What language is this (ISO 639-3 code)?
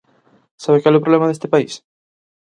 glg